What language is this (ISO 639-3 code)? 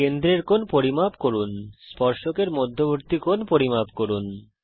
ben